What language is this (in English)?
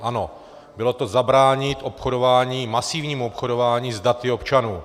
Czech